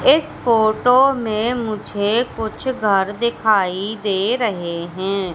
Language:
Hindi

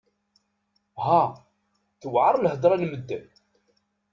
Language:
Kabyle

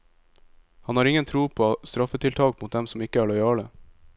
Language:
Norwegian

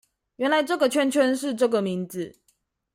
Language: Chinese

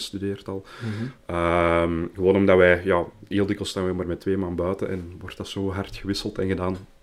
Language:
Dutch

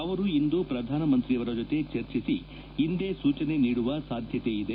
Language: Kannada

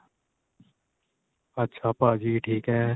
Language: Punjabi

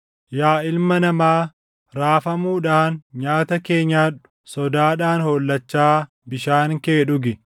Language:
Oromo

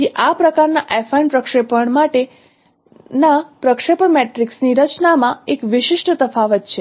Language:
Gujarati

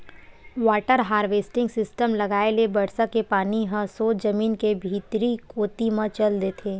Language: Chhattisgarhi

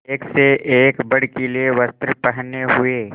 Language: Hindi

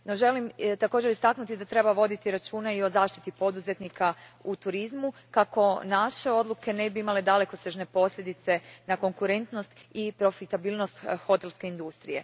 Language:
Croatian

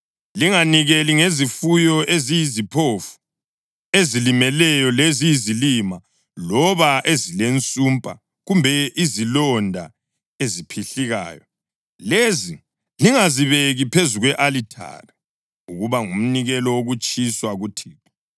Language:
North Ndebele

